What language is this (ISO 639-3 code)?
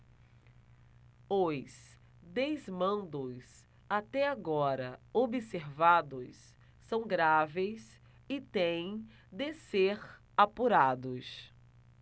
por